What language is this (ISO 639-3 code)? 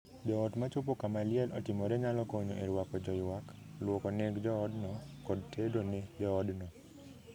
luo